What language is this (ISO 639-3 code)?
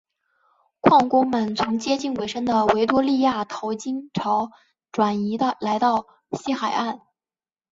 zho